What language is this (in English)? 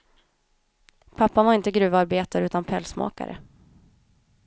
Swedish